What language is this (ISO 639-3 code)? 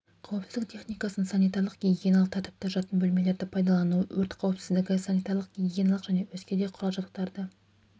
kaz